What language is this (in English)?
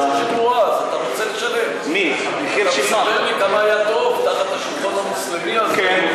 Hebrew